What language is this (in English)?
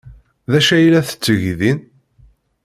Kabyle